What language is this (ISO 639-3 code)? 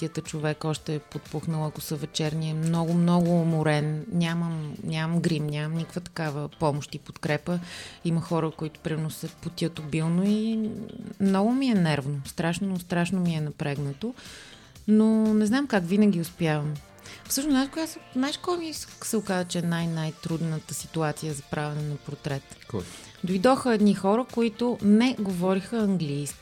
bul